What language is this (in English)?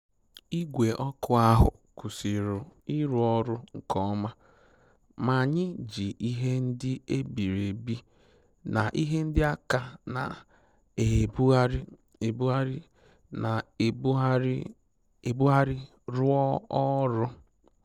Igbo